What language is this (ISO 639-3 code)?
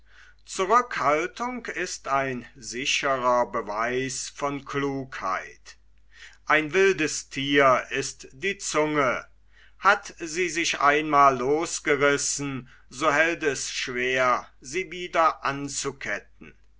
deu